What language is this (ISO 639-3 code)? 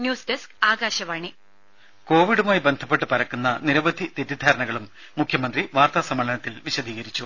mal